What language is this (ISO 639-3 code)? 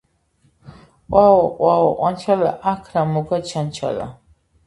kat